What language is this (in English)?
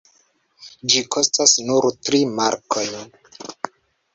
Esperanto